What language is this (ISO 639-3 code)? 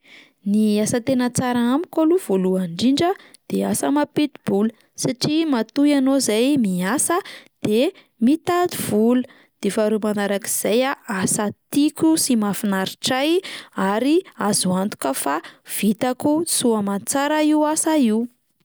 mlg